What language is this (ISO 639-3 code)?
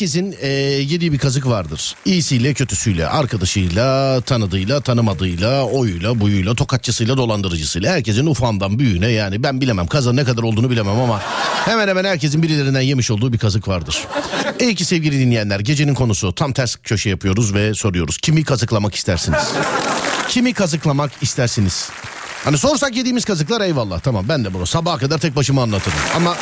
tur